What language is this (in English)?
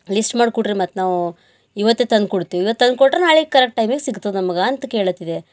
Kannada